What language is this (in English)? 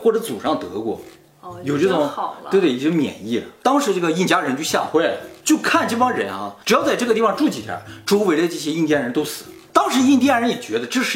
Chinese